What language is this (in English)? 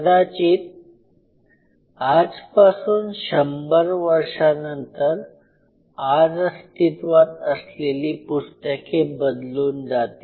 Marathi